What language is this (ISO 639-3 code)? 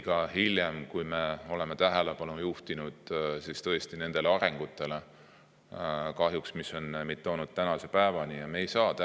est